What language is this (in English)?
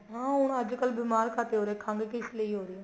Punjabi